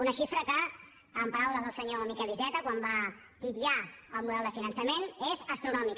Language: Catalan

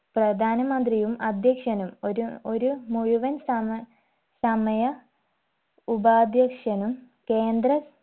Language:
Malayalam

